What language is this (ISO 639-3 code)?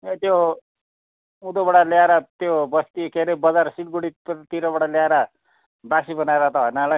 nep